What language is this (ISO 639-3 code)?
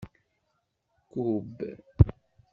kab